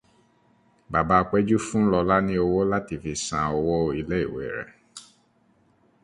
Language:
Yoruba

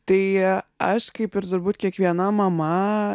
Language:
Lithuanian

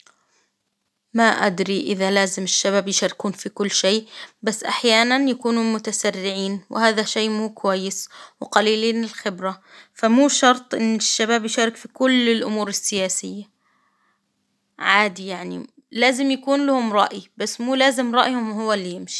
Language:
Hijazi Arabic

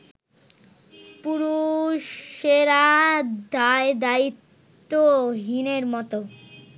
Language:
Bangla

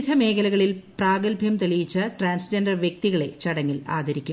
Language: Malayalam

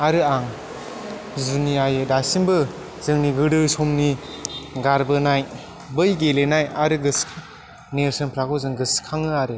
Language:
Bodo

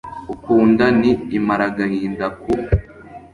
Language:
Kinyarwanda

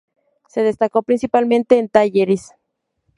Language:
Spanish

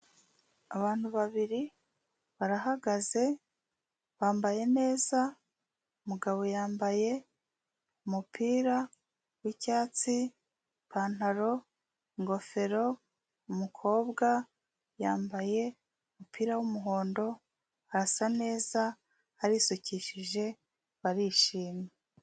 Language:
Kinyarwanda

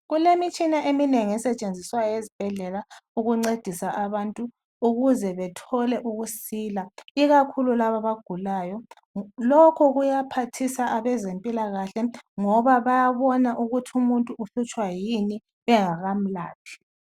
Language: North Ndebele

